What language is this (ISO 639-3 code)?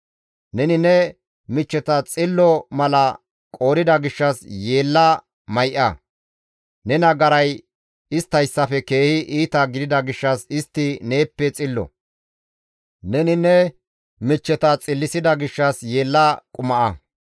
gmv